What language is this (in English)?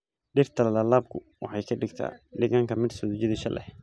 Somali